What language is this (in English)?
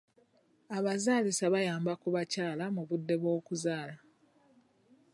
Ganda